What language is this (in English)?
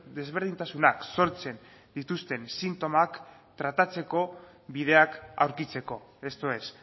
Basque